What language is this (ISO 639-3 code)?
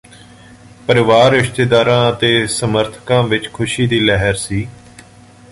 pan